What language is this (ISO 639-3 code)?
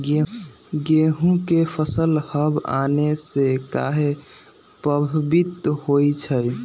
mag